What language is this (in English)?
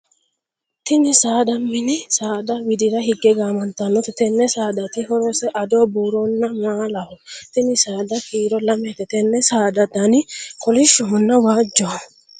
Sidamo